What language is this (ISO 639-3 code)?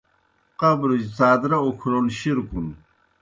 plk